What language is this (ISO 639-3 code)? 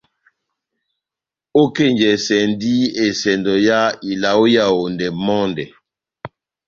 bnm